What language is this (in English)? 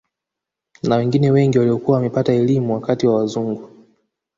Swahili